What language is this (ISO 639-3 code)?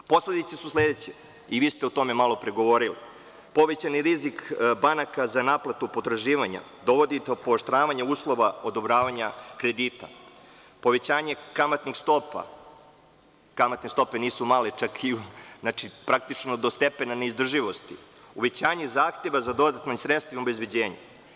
srp